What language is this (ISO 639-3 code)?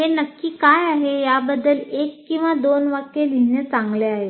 mar